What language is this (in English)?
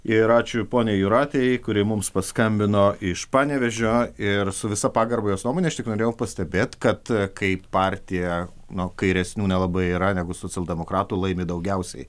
Lithuanian